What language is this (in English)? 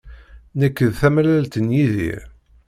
Kabyle